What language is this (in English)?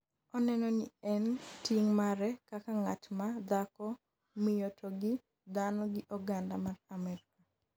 Luo (Kenya and Tanzania)